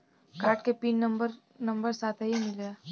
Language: Bhojpuri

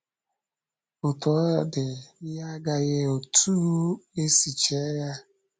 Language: Igbo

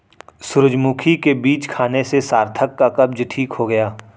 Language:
Hindi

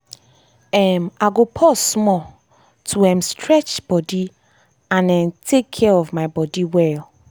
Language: Nigerian Pidgin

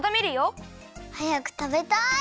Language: Japanese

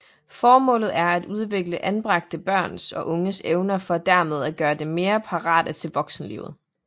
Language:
Danish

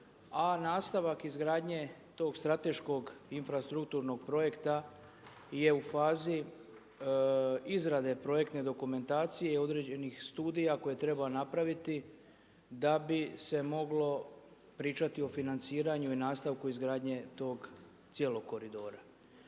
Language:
Croatian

